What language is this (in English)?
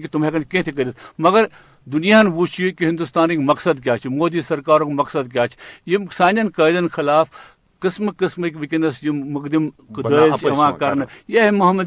Urdu